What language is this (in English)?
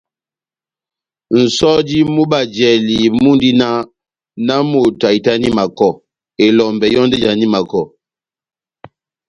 Batanga